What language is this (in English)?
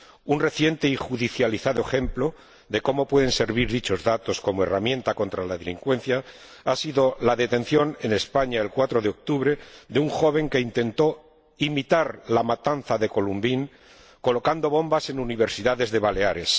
Spanish